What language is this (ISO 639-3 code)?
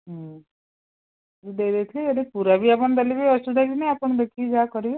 ori